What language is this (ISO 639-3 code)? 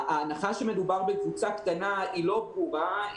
heb